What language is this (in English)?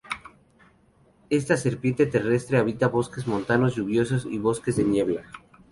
Spanish